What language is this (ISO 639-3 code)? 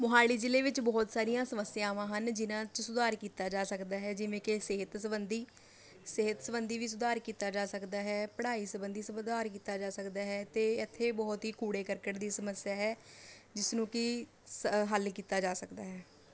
pan